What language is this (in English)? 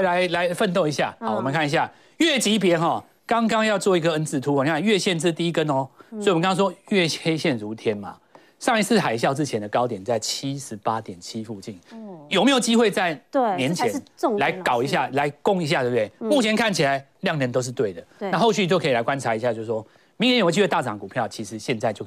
Chinese